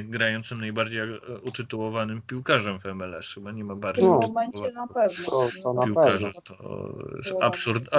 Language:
Polish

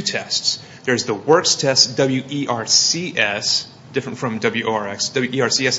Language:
English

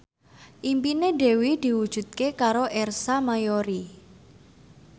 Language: Javanese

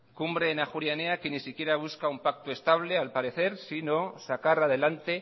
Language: Spanish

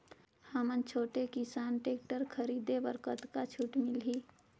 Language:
Chhattisgarhi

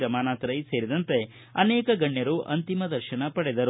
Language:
Kannada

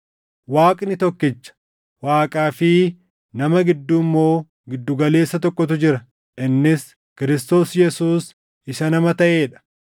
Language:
Oromo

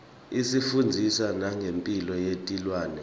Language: Swati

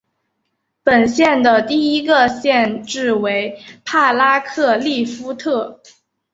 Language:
Chinese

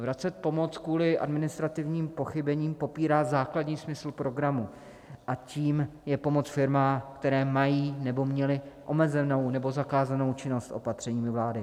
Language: Czech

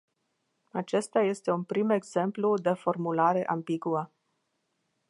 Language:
Romanian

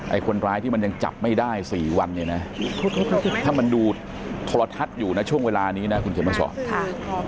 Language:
Thai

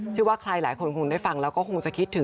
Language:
Thai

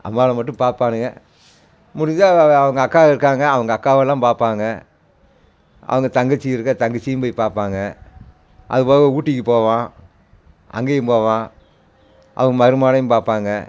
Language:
Tamil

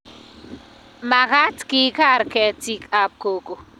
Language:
Kalenjin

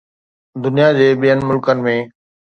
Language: Sindhi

